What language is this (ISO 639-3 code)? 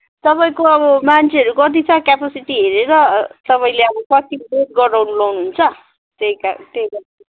nep